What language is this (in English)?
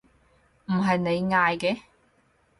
Cantonese